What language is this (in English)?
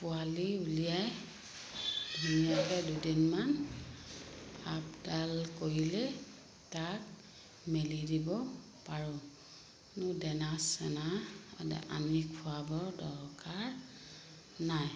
Assamese